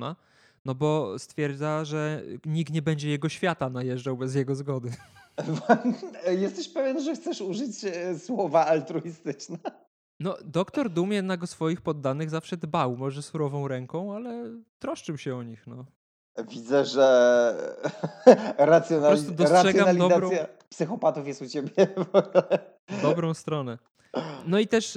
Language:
Polish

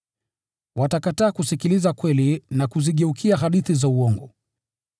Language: Swahili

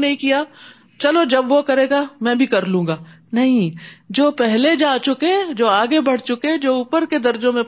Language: Urdu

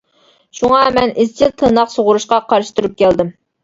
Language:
Uyghur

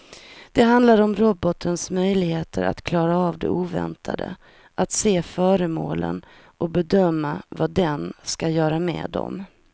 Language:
Swedish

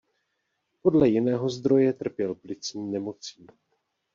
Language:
Czech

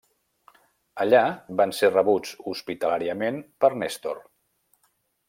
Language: Catalan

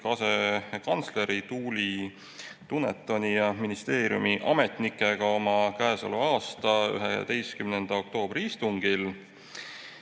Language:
Estonian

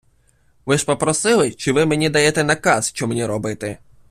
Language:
Ukrainian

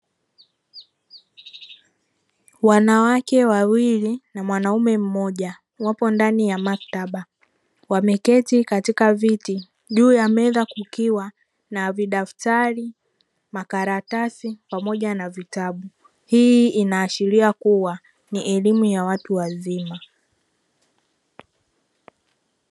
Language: Swahili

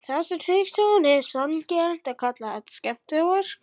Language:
Icelandic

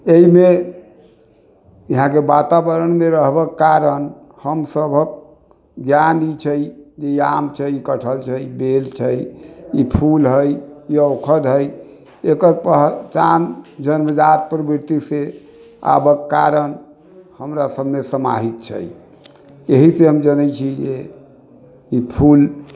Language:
Maithili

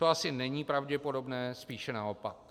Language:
Czech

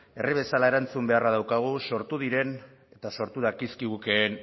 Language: Basque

